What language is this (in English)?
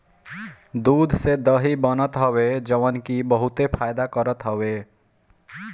Bhojpuri